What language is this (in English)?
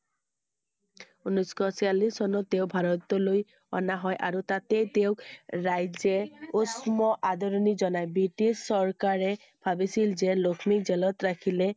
Assamese